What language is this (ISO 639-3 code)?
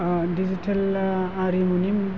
brx